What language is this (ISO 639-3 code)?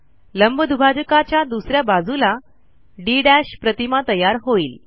mar